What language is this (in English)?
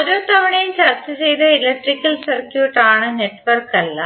Malayalam